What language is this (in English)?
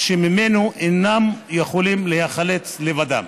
Hebrew